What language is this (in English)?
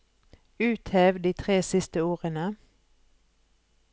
Norwegian